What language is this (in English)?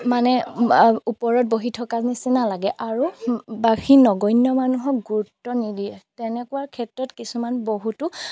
Assamese